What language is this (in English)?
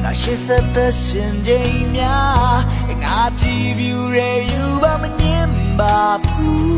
Thai